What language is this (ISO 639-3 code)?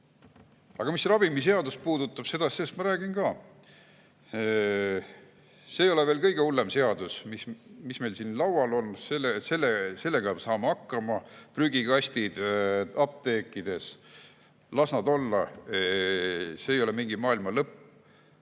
est